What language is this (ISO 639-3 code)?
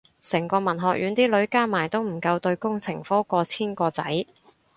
yue